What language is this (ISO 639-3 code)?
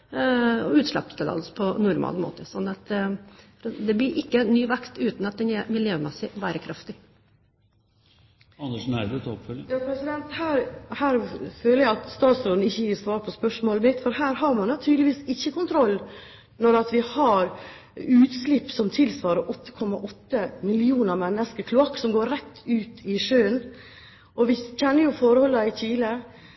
nob